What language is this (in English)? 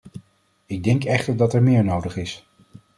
Dutch